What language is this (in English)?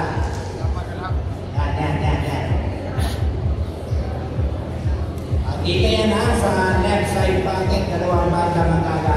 Filipino